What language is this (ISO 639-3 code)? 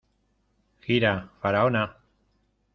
spa